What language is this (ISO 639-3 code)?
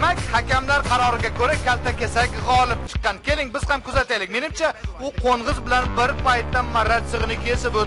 tur